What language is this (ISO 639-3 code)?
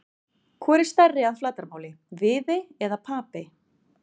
isl